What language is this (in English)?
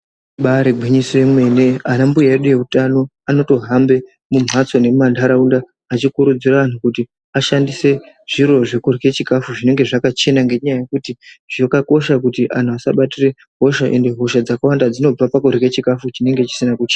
Ndau